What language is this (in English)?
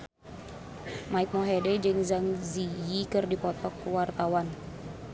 Sundanese